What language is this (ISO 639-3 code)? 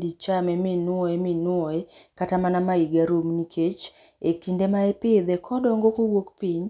luo